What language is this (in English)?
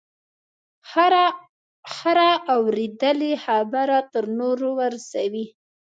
Pashto